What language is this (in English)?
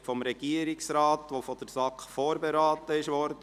Swiss German